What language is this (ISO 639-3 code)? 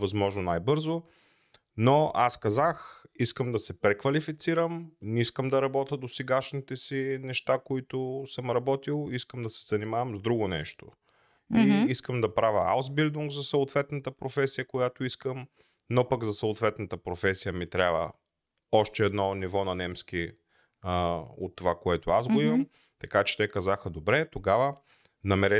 bul